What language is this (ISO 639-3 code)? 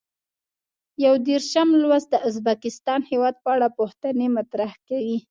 pus